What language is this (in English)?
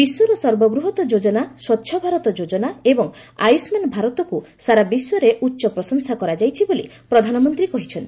Odia